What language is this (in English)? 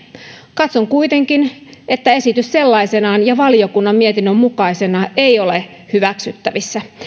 Finnish